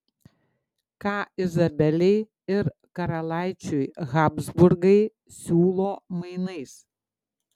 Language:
Lithuanian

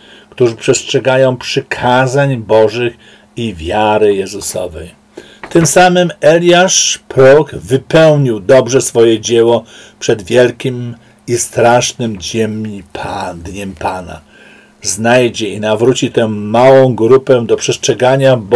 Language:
Polish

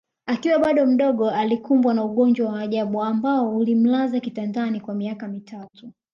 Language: Swahili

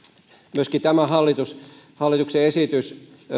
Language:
Finnish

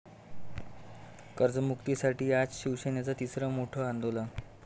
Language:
Marathi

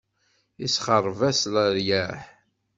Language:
Kabyle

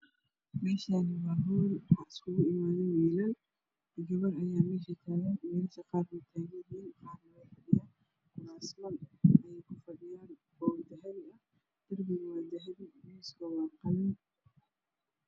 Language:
Somali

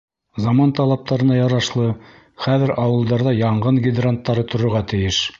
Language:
Bashkir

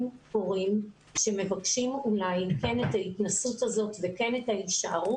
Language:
Hebrew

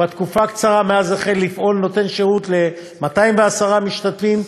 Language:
Hebrew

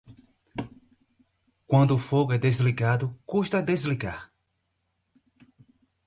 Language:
Portuguese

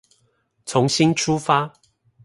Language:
Chinese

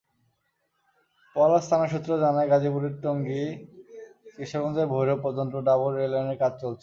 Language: Bangla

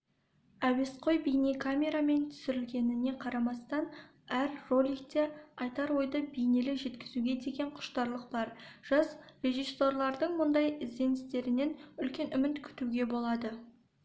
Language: Kazakh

